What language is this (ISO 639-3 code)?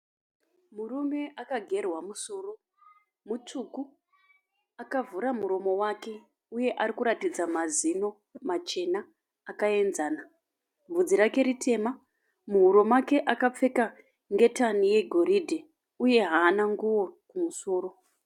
sna